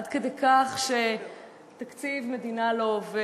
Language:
Hebrew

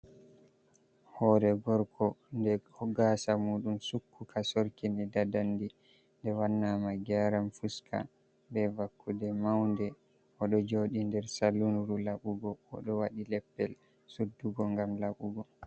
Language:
Fula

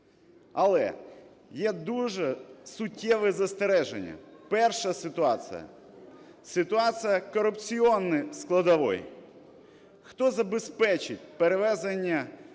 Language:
Ukrainian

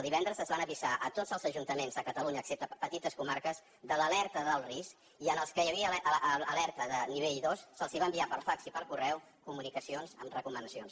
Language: Catalan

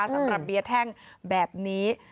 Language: Thai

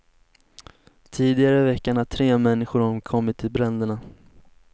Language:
Swedish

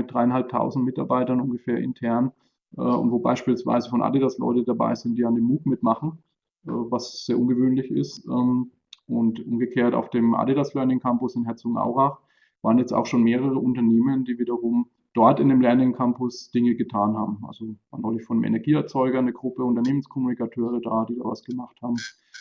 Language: German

